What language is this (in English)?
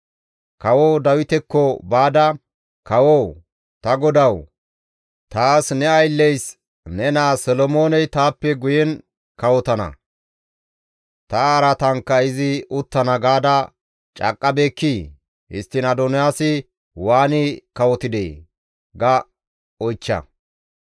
Gamo